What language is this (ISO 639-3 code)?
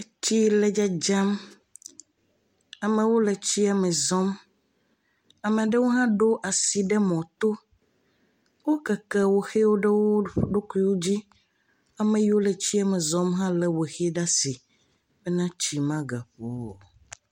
ewe